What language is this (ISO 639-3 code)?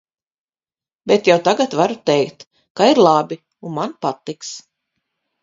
lav